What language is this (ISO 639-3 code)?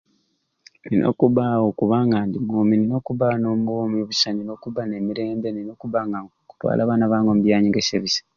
ruc